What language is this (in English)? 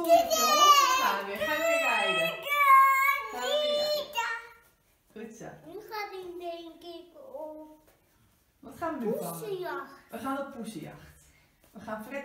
Dutch